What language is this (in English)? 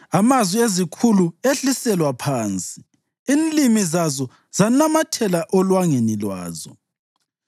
North Ndebele